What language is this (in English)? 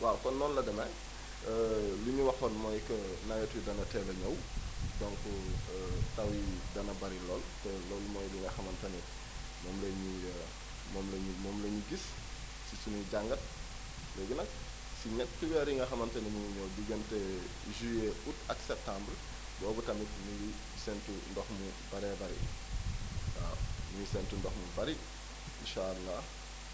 Wolof